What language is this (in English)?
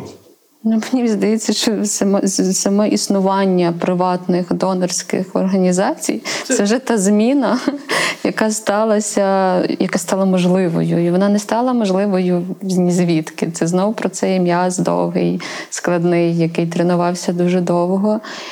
Ukrainian